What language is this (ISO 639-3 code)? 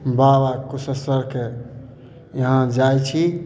mai